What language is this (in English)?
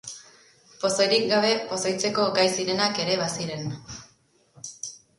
Basque